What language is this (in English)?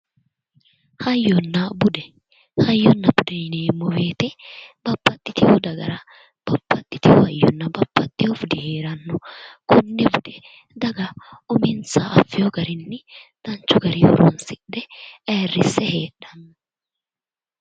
Sidamo